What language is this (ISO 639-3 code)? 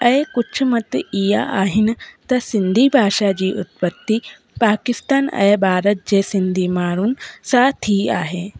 snd